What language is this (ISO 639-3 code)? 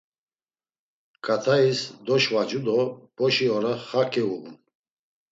lzz